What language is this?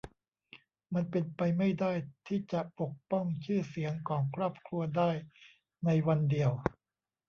Thai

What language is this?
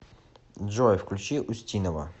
Russian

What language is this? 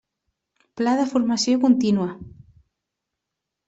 Catalan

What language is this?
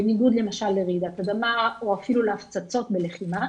Hebrew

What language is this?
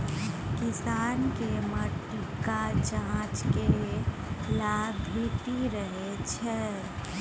Maithili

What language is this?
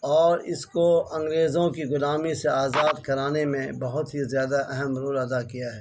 Urdu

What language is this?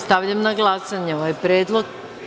Serbian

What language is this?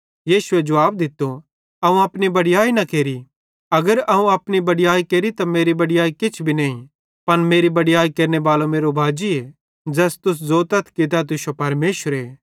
Bhadrawahi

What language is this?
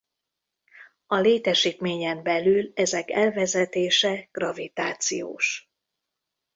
Hungarian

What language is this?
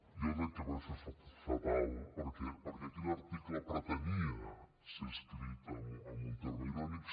Catalan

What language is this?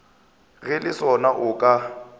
Northern Sotho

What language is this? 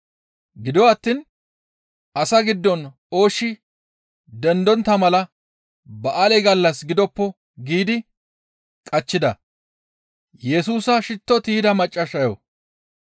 Gamo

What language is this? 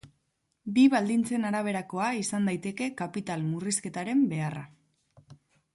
Basque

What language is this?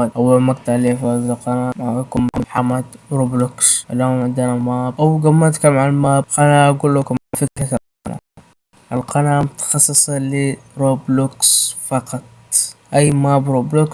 Arabic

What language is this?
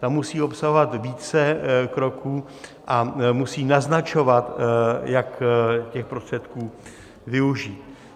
Czech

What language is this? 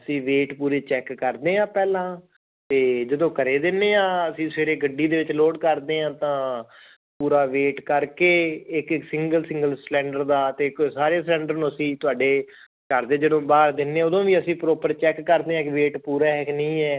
Punjabi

